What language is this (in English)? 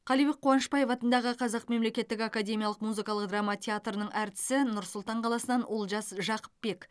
Kazakh